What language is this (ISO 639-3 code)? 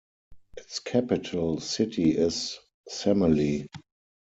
eng